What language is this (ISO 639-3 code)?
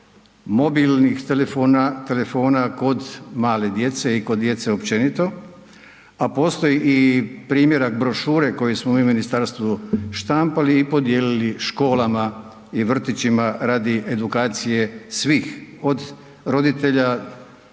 hrv